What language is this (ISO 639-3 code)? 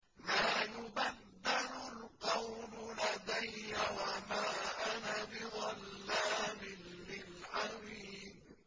ara